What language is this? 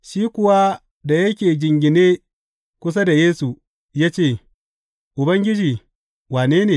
Hausa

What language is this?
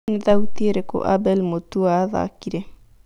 Kikuyu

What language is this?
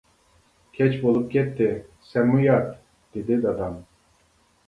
Uyghur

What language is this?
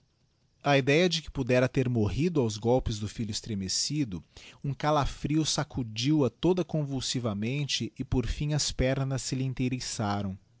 Portuguese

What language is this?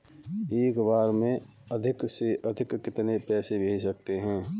Hindi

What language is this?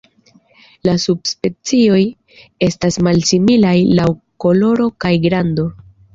Esperanto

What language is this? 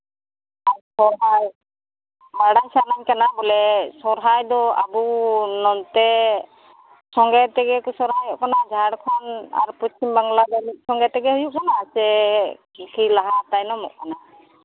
Santali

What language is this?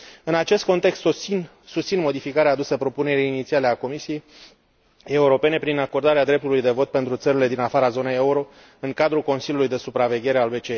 Romanian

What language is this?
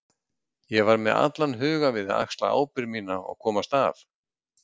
Icelandic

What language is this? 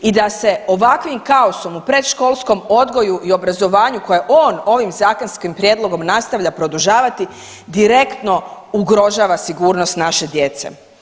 Croatian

